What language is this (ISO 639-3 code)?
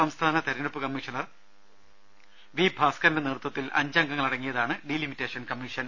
mal